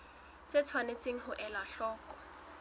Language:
Southern Sotho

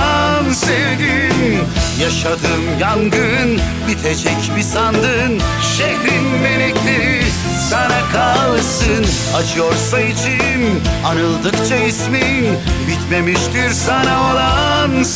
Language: Turkish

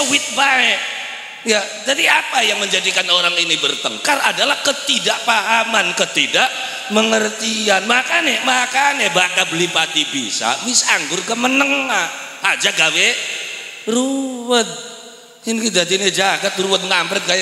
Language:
Indonesian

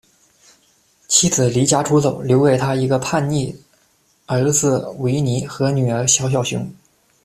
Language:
Chinese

